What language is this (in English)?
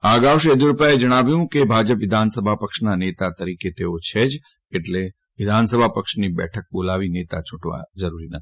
Gujarati